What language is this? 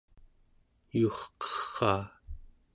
Central Yupik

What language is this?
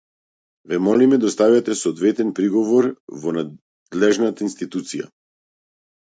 Macedonian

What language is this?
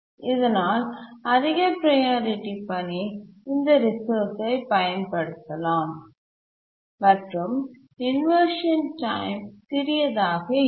Tamil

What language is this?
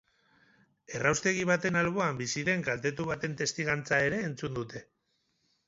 Basque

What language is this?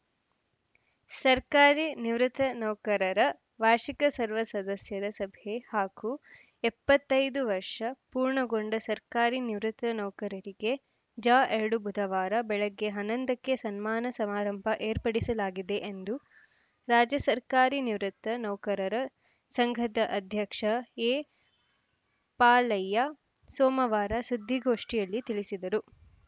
Kannada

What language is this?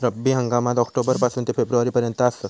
Marathi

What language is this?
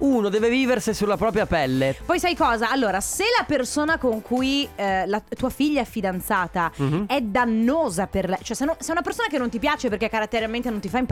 Italian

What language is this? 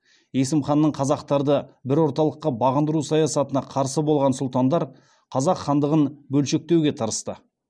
Kazakh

